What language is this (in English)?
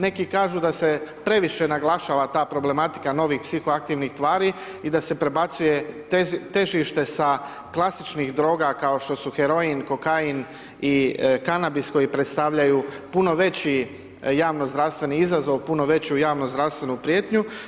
Croatian